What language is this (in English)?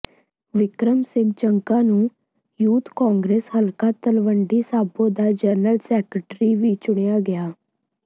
Punjabi